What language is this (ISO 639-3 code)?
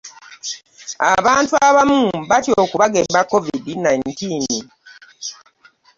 lug